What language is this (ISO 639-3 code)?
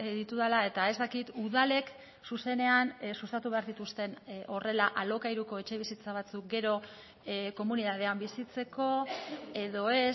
eus